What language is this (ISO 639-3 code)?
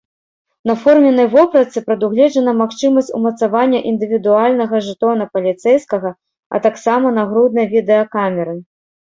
bel